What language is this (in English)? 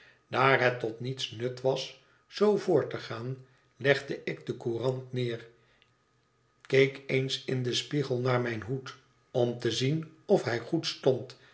Dutch